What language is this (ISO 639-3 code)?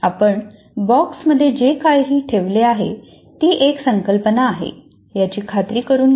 mar